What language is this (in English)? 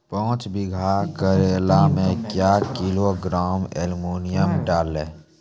Maithili